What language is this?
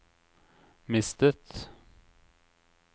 Norwegian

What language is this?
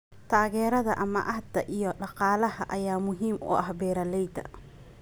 Somali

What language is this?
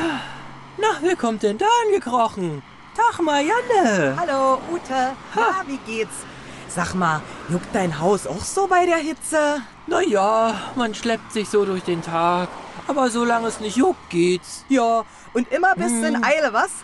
German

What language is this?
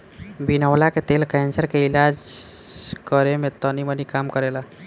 Bhojpuri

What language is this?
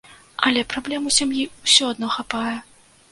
Belarusian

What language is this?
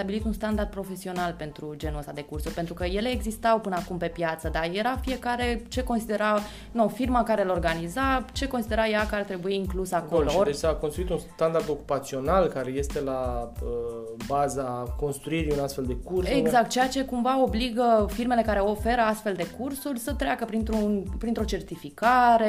Romanian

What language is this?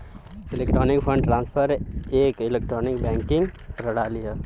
Bhojpuri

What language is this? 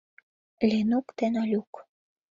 Mari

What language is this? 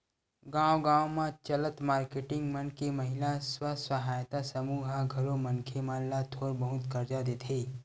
Chhattisgarhi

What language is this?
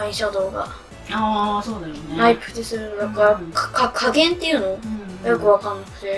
Japanese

